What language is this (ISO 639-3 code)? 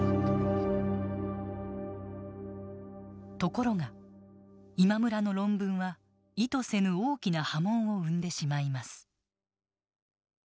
jpn